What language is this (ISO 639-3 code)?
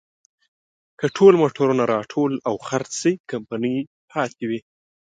pus